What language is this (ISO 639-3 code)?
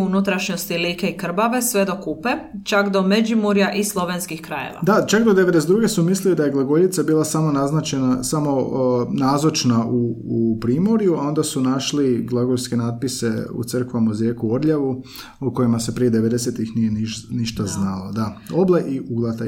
hrv